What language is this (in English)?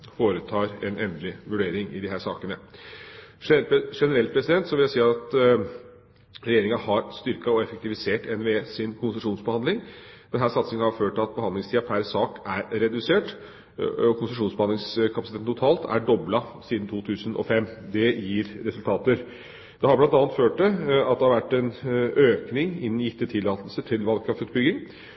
Norwegian Bokmål